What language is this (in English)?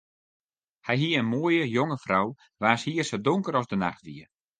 Western Frisian